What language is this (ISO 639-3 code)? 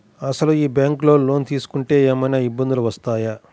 tel